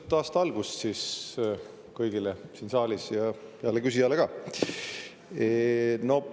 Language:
Estonian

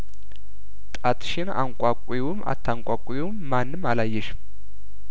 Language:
Amharic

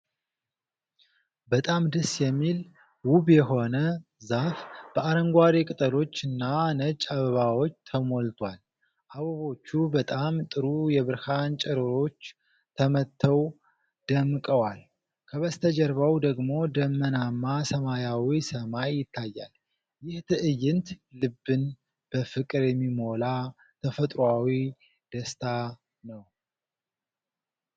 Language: Amharic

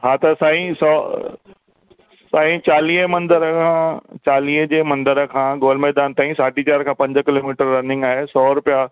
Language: Sindhi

